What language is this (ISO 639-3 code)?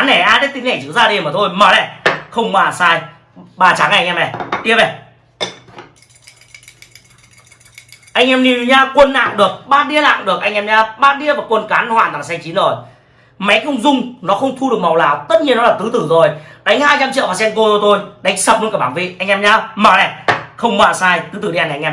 vie